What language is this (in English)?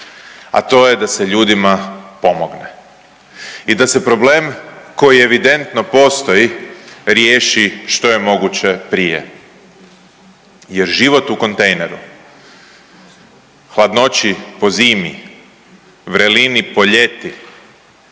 Croatian